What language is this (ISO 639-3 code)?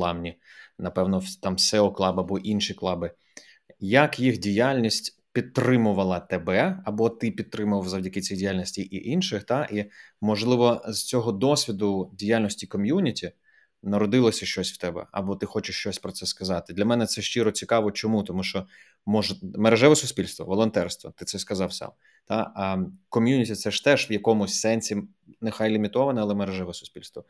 ukr